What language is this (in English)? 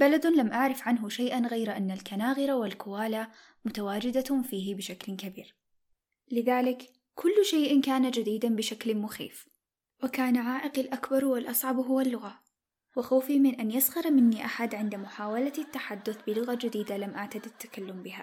Arabic